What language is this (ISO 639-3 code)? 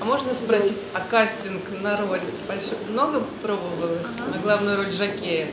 rus